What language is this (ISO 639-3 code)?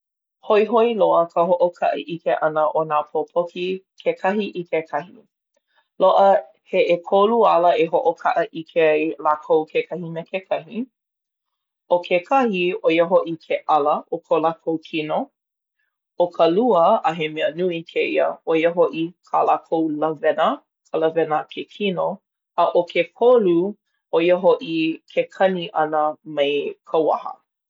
haw